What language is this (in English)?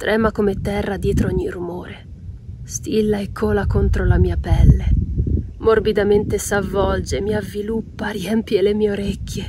Italian